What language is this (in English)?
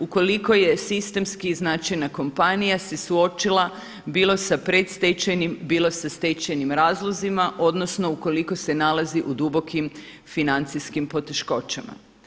Croatian